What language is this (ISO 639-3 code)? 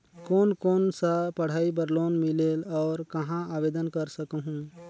hne